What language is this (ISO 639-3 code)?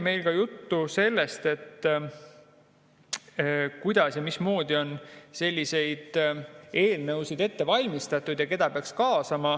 est